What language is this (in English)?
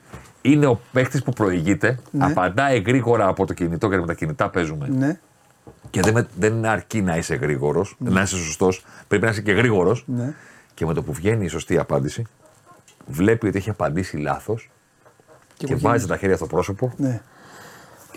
Greek